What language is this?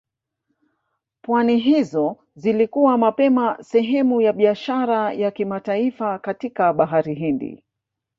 Swahili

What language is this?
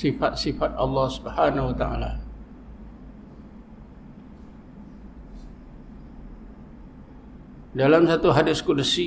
Malay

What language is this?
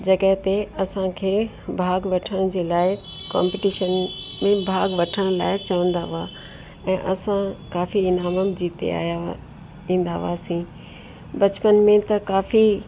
Sindhi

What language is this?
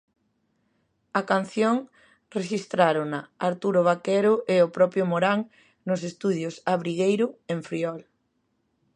Galician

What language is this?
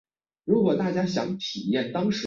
Chinese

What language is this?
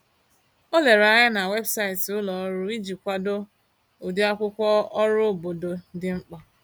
Igbo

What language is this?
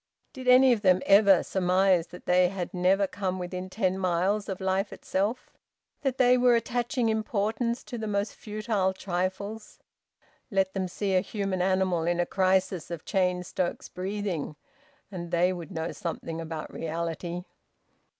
English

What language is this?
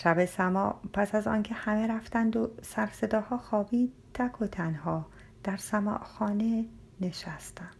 Persian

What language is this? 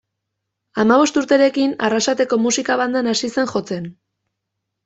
Basque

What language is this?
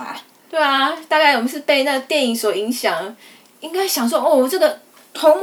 Chinese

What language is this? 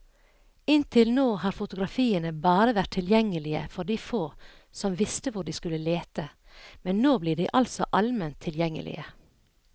Norwegian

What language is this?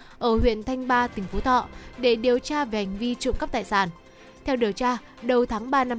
Vietnamese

